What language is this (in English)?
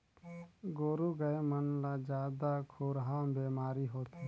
Chhattisgarhi